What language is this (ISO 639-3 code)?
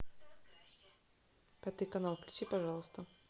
rus